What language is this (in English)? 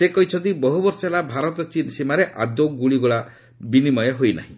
Odia